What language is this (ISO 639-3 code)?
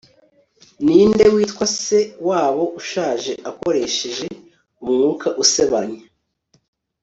kin